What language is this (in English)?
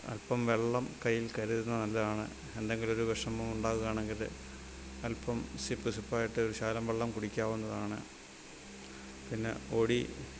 Malayalam